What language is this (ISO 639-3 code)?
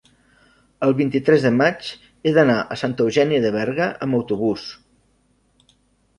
cat